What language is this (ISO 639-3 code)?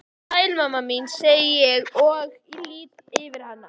isl